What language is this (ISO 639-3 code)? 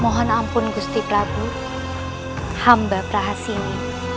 ind